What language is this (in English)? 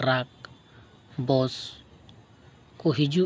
Santali